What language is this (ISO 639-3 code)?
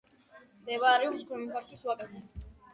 kat